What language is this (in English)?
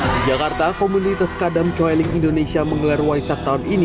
Indonesian